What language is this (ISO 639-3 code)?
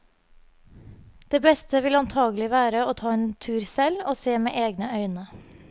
nor